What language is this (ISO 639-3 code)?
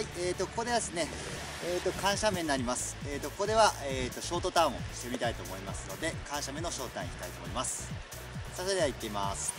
jpn